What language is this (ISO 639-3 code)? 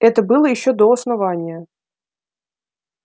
rus